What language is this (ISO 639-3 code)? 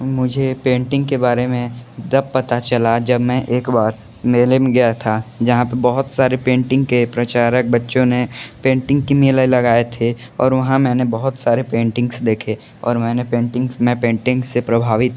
hin